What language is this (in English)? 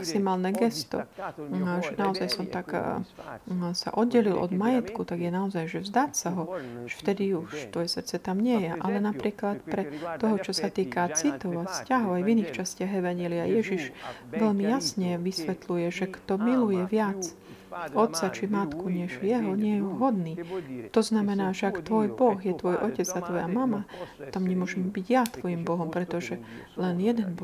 Slovak